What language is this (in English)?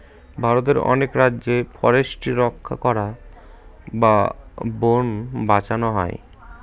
Bangla